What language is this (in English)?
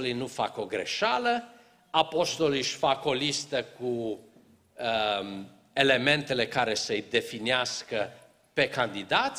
Romanian